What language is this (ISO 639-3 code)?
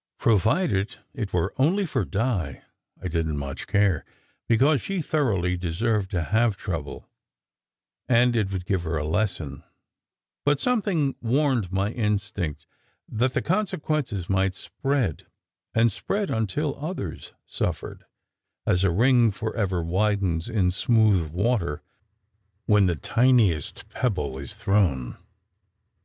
eng